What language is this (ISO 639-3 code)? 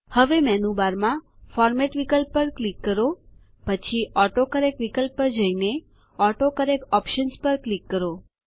guj